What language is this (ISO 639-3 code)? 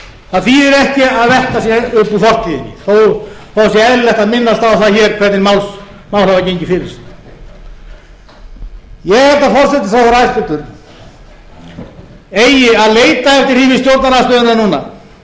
isl